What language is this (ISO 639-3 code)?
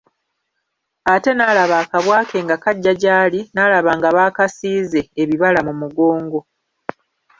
lug